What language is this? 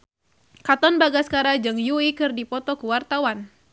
Sundanese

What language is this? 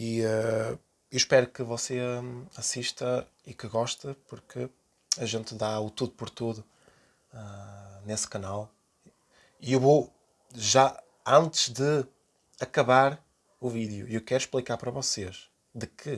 Portuguese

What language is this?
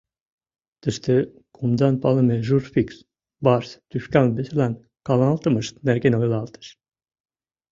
Mari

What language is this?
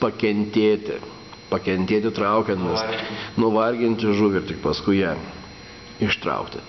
Lithuanian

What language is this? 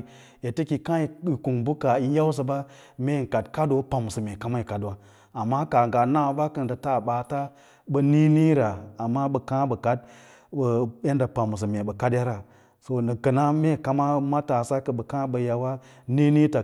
Lala-Roba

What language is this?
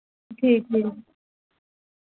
Dogri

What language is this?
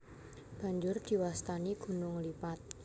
Javanese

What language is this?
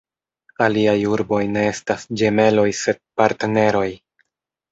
Esperanto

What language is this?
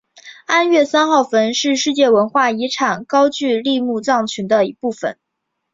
Chinese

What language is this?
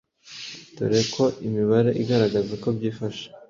Kinyarwanda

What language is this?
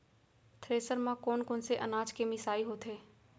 Chhattisgarhi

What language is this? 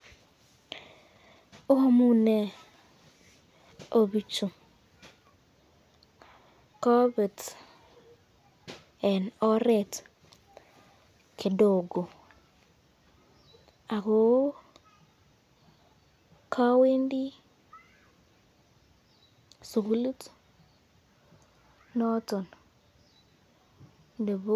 Kalenjin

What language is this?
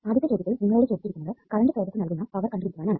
Malayalam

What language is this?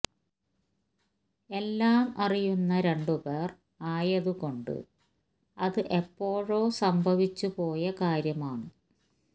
Malayalam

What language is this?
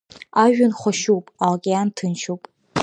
Abkhazian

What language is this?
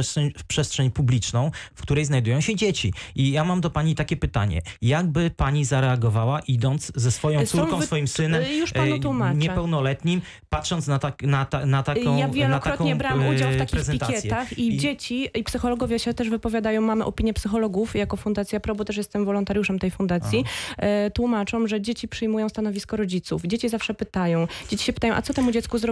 Polish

